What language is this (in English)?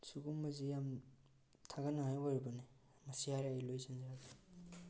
Manipuri